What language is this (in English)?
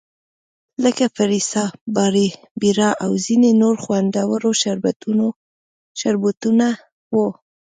Pashto